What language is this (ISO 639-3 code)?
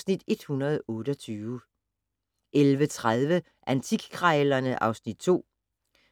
dan